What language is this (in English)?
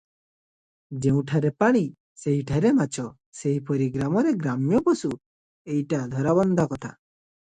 Odia